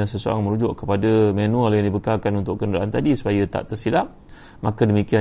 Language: Malay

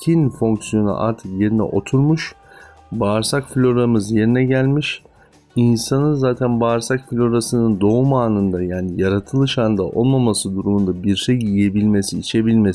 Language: Turkish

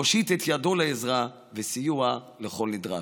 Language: Hebrew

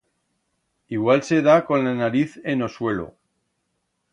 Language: Aragonese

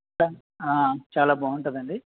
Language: Telugu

